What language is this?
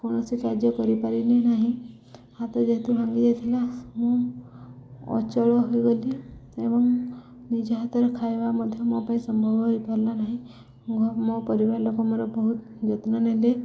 Odia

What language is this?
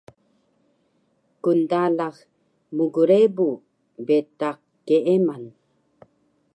Taroko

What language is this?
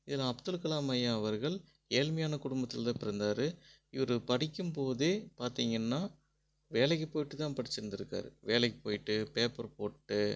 Tamil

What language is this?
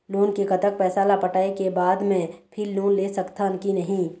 Chhattisgarhi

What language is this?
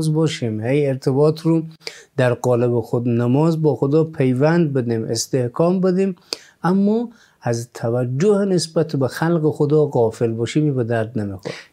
Persian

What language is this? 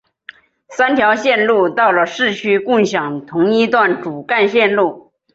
Chinese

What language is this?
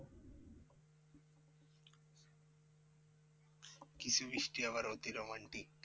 Bangla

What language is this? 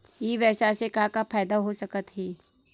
Chhattisgarhi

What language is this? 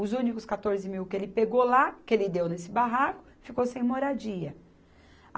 Portuguese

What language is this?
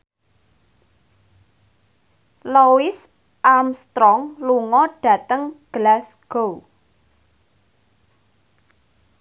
Javanese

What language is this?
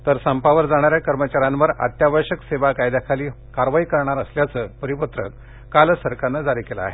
Marathi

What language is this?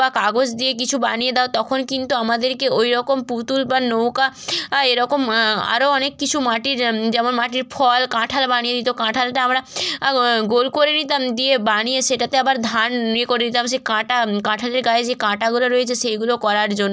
Bangla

